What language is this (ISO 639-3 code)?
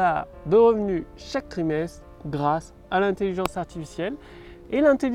fra